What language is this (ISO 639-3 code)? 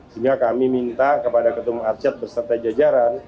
ind